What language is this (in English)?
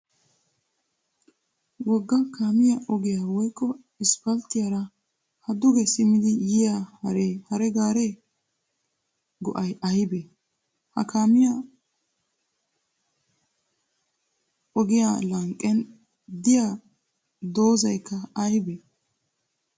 Wolaytta